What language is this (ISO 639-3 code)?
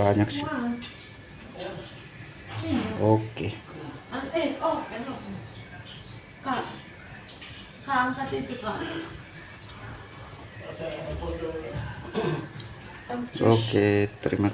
ind